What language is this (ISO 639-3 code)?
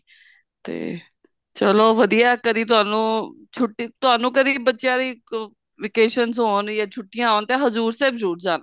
pan